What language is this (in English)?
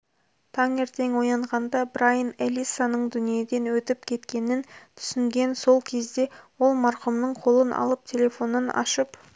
Kazakh